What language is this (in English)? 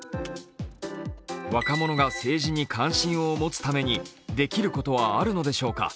Japanese